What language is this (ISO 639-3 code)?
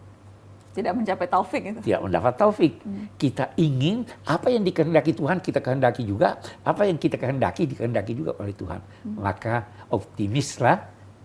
ind